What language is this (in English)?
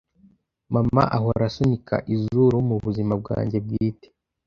Kinyarwanda